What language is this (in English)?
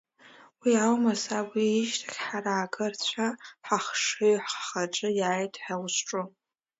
Abkhazian